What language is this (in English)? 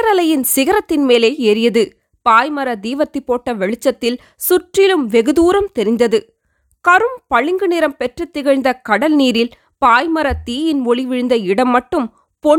Tamil